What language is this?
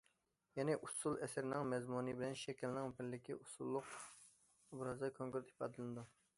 Uyghur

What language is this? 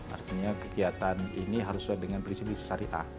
Indonesian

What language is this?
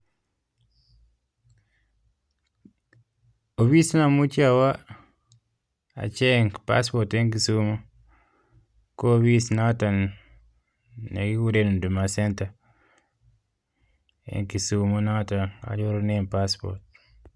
Kalenjin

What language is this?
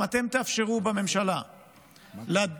Hebrew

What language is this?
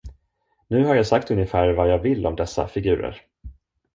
Swedish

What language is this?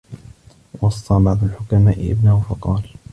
Arabic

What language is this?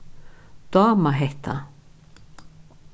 Faroese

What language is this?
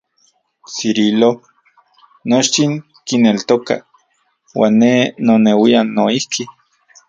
Central Puebla Nahuatl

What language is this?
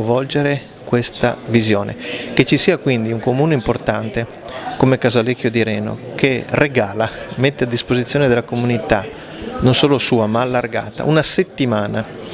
Italian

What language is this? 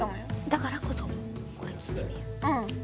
Japanese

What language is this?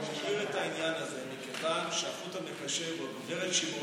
Hebrew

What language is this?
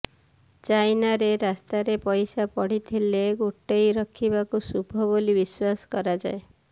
Odia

